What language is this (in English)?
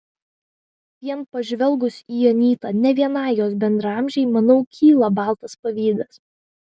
Lithuanian